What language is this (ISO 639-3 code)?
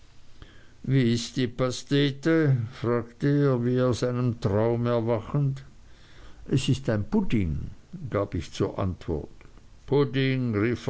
deu